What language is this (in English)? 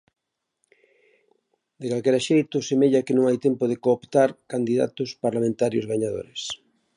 Galician